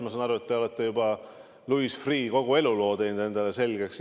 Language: Estonian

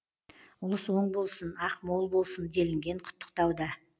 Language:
Kazakh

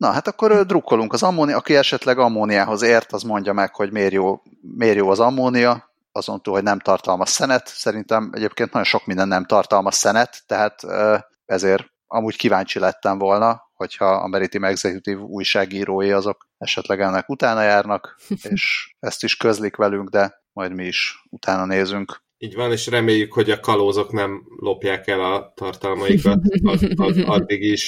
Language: Hungarian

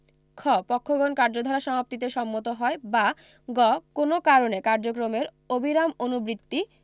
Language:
Bangla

